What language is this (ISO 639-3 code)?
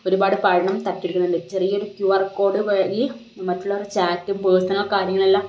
mal